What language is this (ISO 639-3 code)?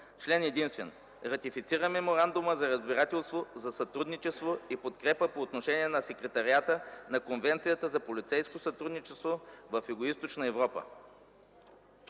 bul